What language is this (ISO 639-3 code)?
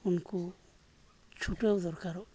sat